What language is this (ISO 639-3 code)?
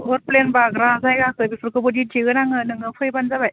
brx